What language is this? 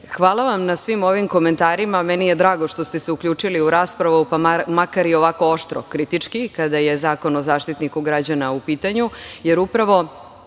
Serbian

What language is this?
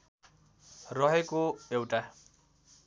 Nepali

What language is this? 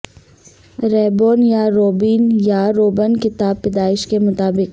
Urdu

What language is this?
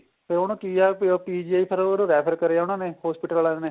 Punjabi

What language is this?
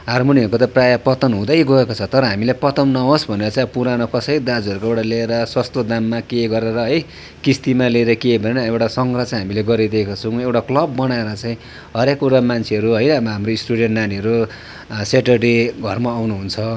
Nepali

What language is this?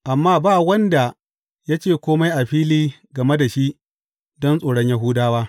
Hausa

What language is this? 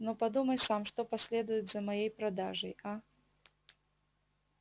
Russian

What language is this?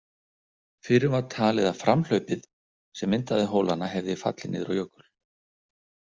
Icelandic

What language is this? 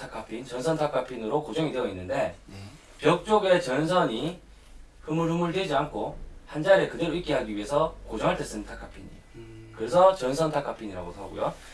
Korean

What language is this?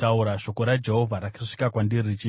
Shona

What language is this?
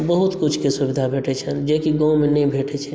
Maithili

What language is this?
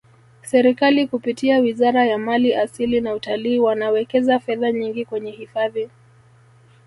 Swahili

